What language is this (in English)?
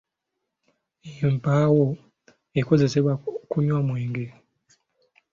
Ganda